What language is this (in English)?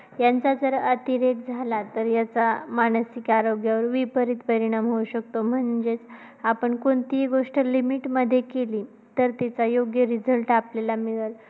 Marathi